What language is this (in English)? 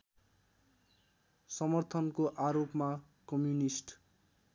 Nepali